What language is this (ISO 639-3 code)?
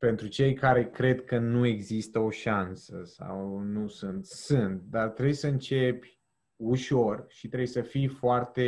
ron